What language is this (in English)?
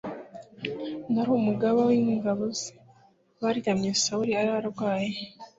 Kinyarwanda